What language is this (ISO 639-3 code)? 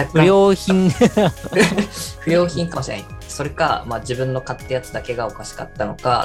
jpn